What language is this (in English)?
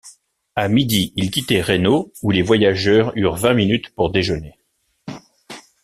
French